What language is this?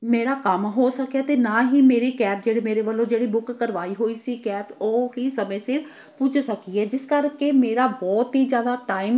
Punjabi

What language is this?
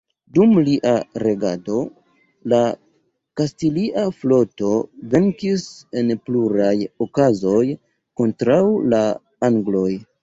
Esperanto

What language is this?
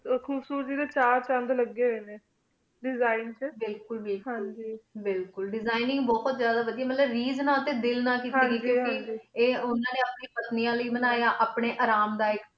Punjabi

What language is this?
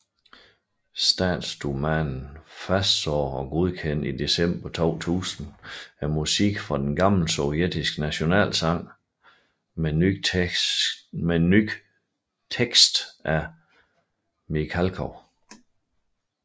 Danish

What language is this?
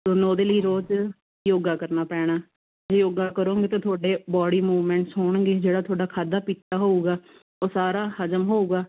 Punjabi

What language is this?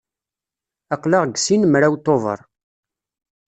Kabyle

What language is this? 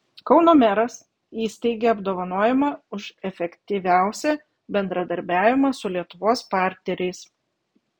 Lithuanian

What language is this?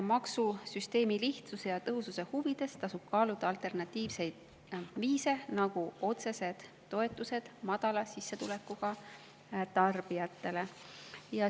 Estonian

